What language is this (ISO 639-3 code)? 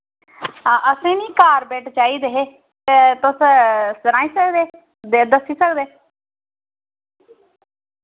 doi